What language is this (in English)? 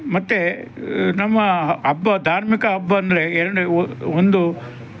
Kannada